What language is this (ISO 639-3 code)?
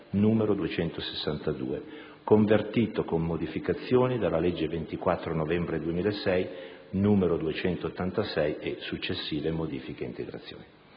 ita